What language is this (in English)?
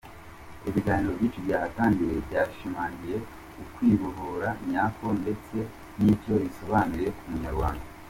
Kinyarwanda